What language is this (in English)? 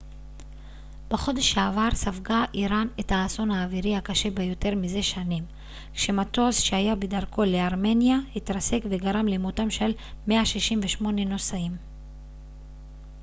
Hebrew